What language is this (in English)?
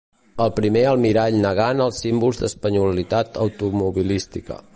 Catalan